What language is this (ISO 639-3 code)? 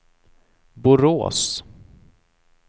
swe